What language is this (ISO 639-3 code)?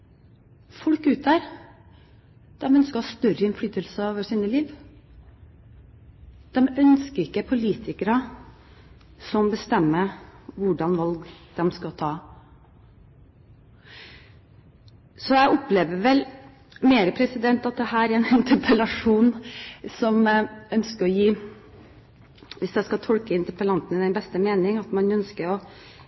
nob